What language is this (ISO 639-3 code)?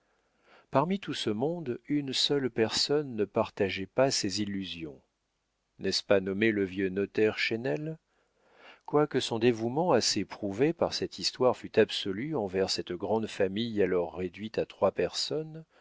fra